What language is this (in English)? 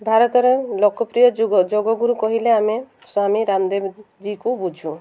Odia